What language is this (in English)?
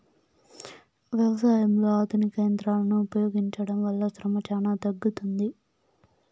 Telugu